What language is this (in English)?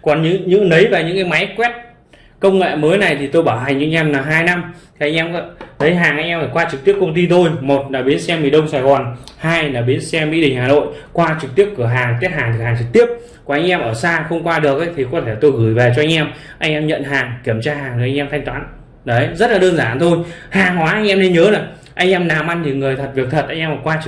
Vietnamese